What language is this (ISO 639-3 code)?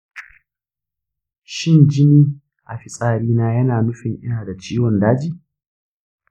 hau